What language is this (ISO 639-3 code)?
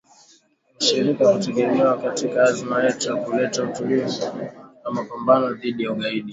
swa